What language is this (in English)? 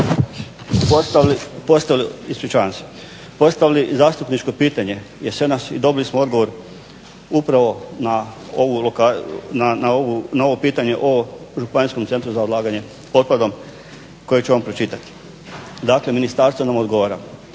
Croatian